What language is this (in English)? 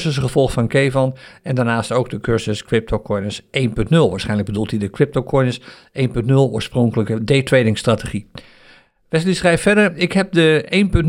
Dutch